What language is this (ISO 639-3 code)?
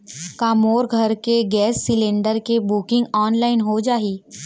hne